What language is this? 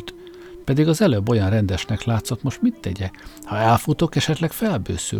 Hungarian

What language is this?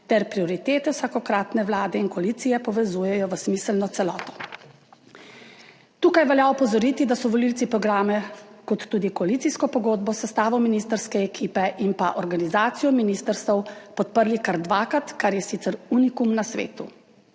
Slovenian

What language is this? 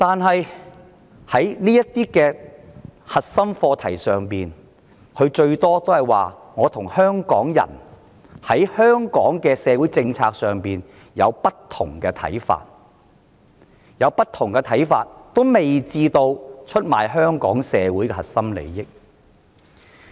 Cantonese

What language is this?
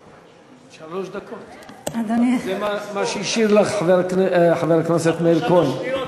Hebrew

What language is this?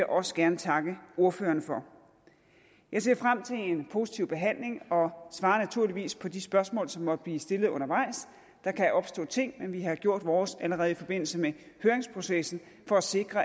Danish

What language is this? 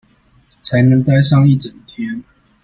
Chinese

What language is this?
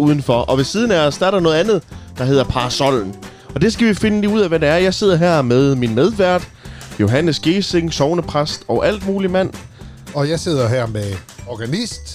Danish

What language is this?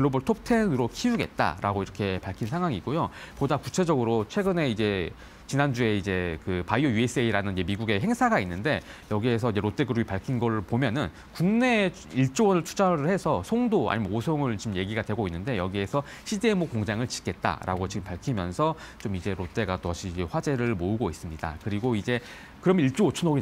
Korean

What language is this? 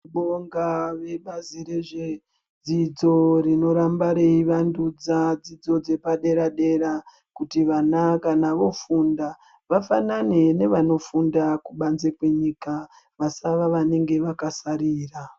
Ndau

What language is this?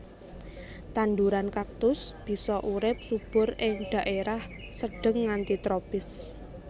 Javanese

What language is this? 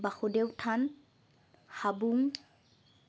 Assamese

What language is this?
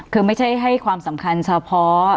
Thai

